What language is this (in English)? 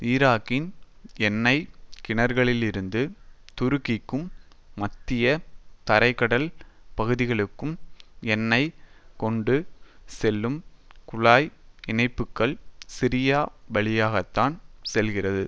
Tamil